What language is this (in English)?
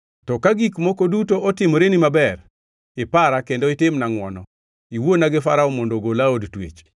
Luo (Kenya and Tanzania)